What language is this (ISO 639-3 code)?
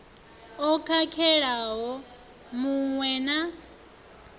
ven